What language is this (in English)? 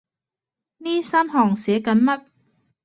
Cantonese